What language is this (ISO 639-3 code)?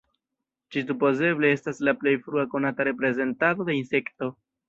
epo